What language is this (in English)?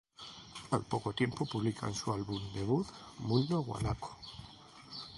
Spanish